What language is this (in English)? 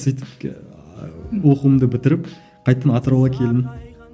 Kazakh